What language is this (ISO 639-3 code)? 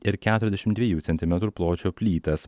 lit